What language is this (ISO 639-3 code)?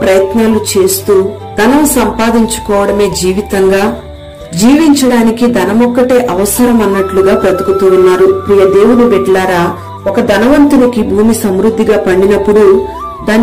ron